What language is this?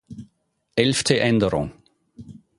German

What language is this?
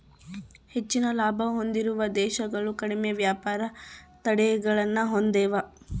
Kannada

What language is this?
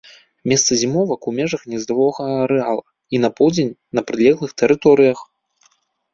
Belarusian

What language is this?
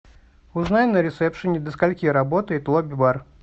Russian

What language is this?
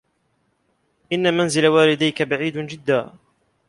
Arabic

